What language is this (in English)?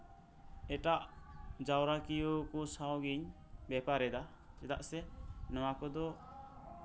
Santali